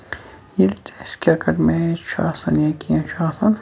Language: Kashmiri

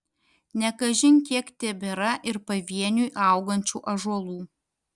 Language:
Lithuanian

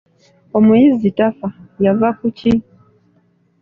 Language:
Ganda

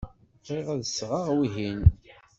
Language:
Kabyle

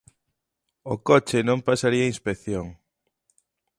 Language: Galician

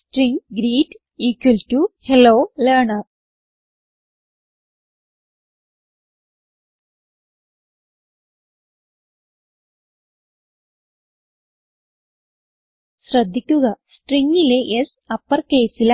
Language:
Malayalam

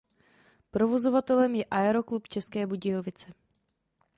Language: Czech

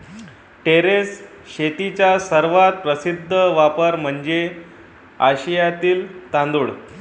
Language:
Marathi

